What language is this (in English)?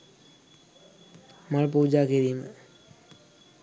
Sinhala